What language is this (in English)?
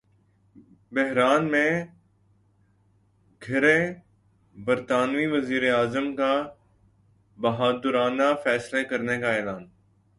Urdu